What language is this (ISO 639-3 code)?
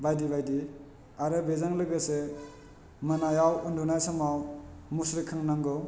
brx